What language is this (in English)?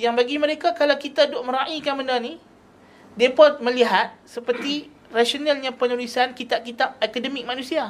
Malay